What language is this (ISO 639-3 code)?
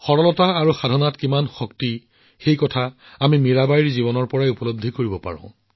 asm